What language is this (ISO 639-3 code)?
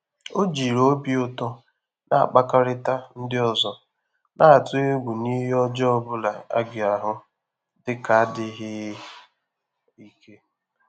ibo